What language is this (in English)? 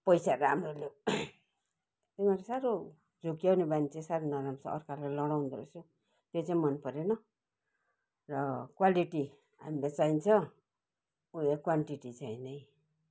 Nepali